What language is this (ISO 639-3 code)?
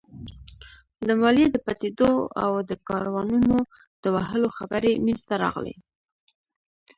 pus